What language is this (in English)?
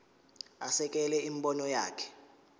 Zulu